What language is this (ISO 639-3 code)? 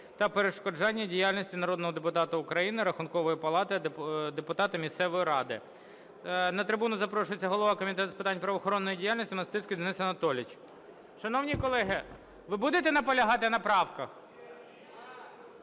ukr